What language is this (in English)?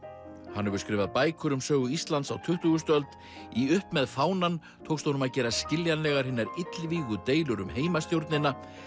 Icelandic